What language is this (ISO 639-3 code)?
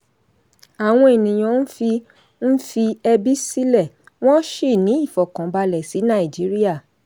yor